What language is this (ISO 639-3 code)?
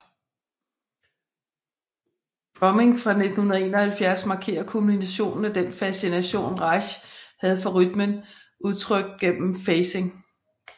dan